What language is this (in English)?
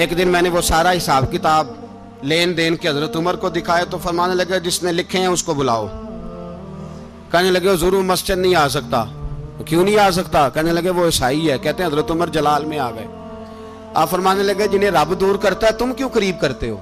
Urdu